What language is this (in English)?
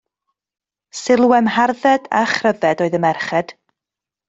Welsh